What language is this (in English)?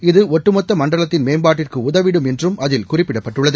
Tamil